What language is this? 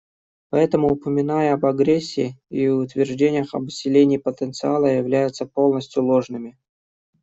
Russian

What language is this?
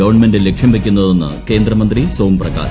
Malayalam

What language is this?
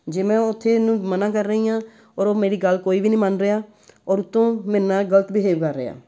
Punjabi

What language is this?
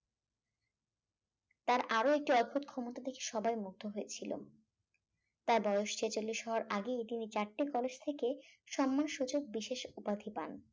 Bangla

